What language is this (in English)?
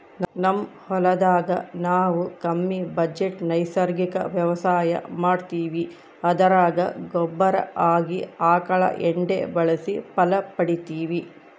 Kannada